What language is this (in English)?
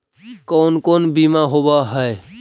Magahi